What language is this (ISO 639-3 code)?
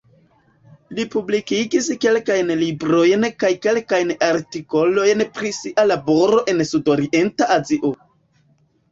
epo